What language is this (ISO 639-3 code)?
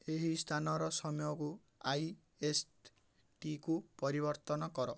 ori